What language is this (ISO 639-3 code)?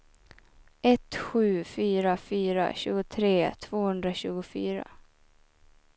swe